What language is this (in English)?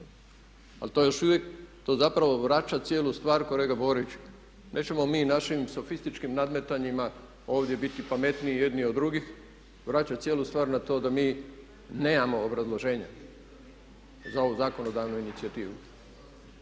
Croatian